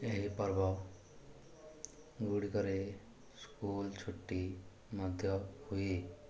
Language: Odia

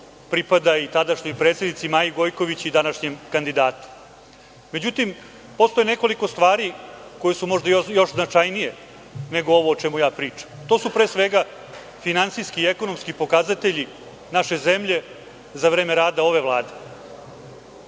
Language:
Serbian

